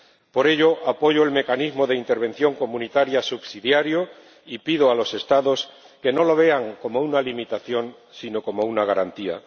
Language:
Spanish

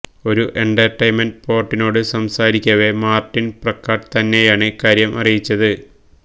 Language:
Malayalam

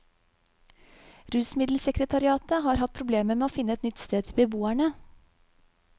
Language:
Norwegian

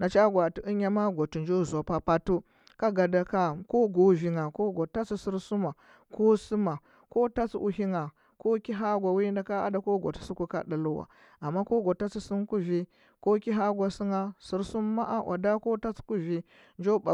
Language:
Huba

